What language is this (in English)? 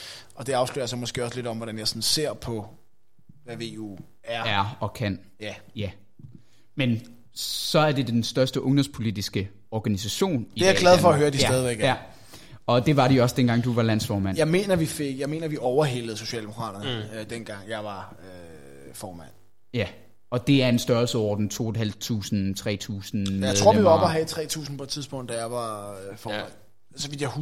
Danish